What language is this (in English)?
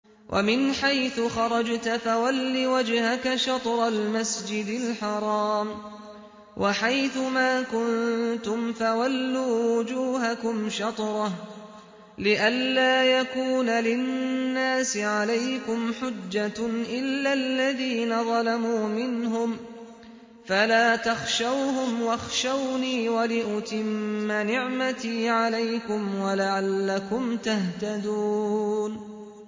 Arabic